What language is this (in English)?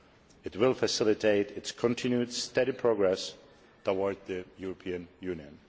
English